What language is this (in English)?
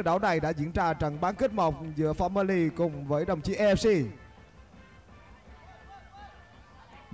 Vietnamese